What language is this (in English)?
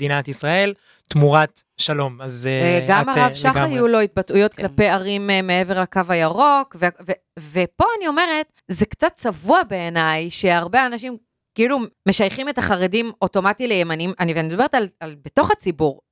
Hebrew